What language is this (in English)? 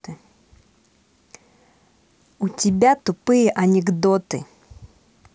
Russian